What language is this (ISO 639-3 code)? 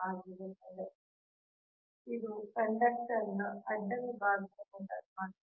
kan